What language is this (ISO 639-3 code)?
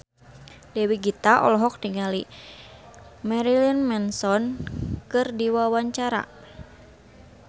sun